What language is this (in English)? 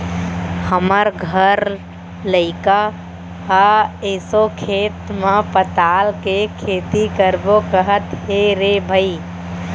Chhattisgarhi